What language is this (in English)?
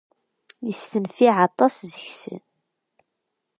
Kabyle